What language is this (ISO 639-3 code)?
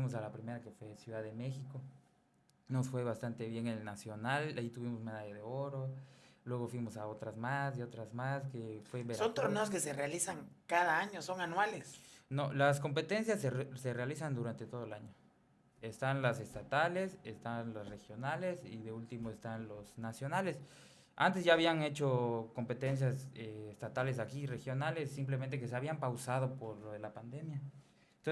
spa